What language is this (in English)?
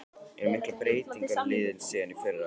Icelandic